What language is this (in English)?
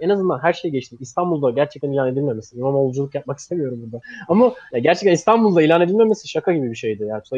Turkish